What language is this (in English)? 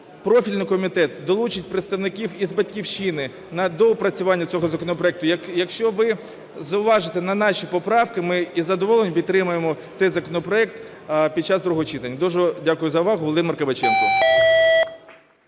Ukrainian